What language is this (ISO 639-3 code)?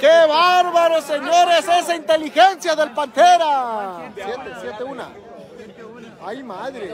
spa